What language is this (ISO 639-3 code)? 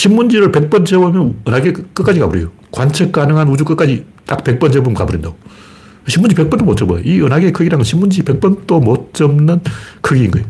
kor